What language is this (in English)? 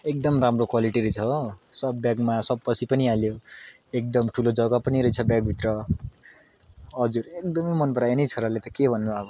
Nepali